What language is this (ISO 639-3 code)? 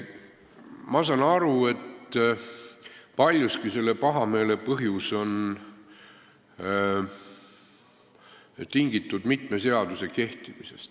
est